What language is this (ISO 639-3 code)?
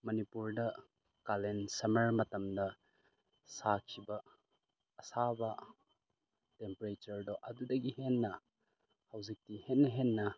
mni